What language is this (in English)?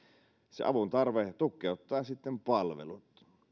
Finnish